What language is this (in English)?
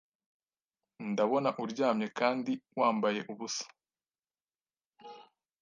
Kinyarwanda